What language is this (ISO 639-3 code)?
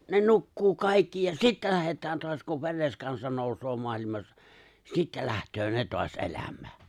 fin